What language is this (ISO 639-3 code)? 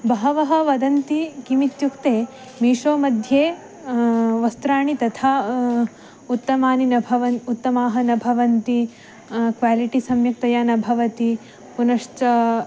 san